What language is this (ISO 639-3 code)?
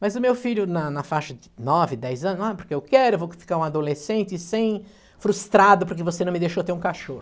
por